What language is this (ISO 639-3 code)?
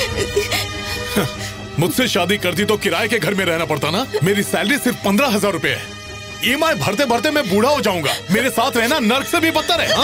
hin